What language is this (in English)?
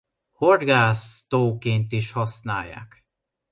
Hungarian